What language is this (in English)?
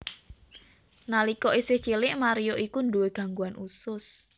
Javanese